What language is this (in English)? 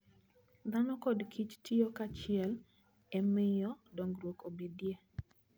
Luo (Kenya and Tanzania)